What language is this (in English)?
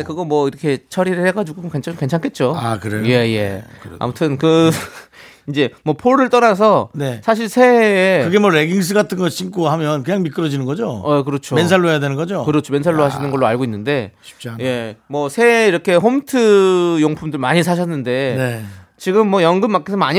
Korean